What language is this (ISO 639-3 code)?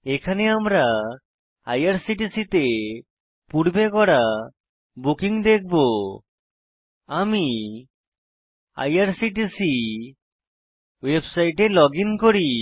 ben